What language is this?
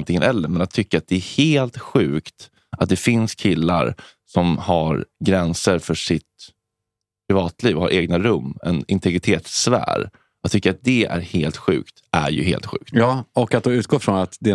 Swedish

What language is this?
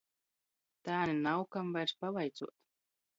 Latgalian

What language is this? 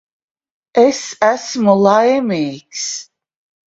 Latvian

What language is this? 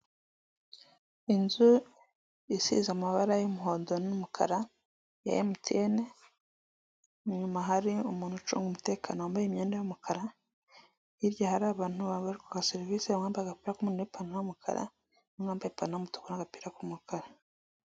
Kinyarwanda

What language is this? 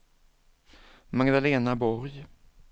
Swedish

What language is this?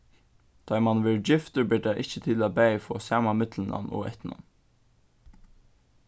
Faroese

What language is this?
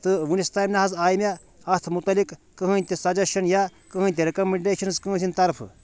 Kashmiri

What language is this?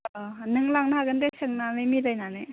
Bodo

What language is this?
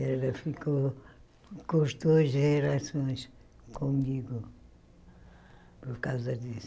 Portuguese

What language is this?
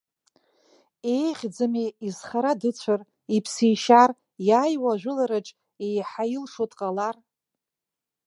Abkhazian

